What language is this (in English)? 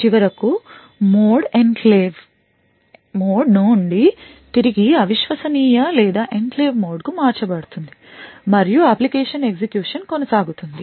Telugu